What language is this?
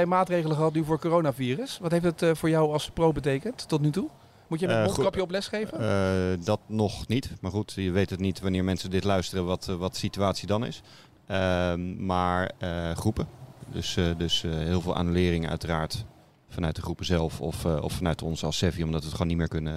Dutch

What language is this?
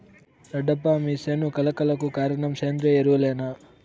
Telugu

